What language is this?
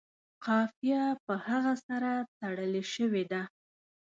Pashto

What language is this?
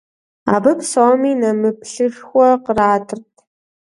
Kabardian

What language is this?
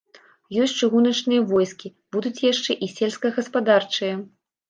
Belarusian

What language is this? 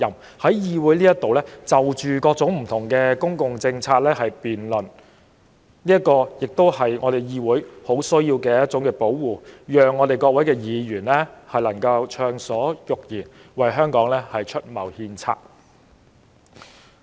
Cantonese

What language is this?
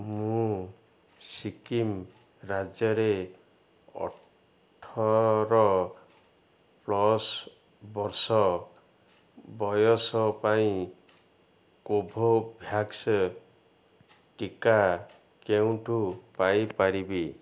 Odia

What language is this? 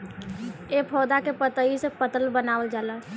Bhojpuri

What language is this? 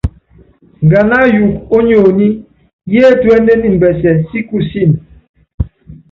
Yangben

